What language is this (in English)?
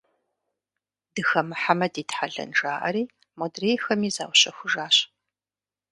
Kabardian